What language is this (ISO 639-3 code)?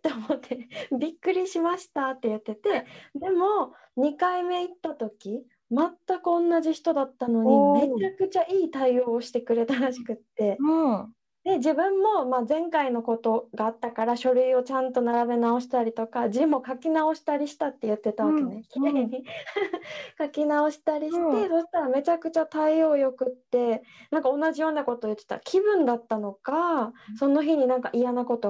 jpn